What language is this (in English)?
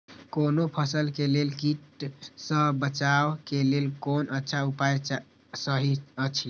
Maithili